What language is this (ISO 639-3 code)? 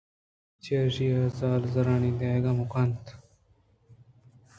bgp